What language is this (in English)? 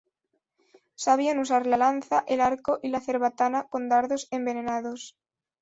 Spanish